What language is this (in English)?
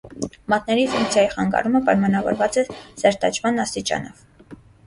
Armenian